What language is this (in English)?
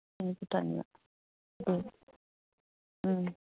Bodo